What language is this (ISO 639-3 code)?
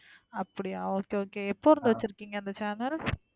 tam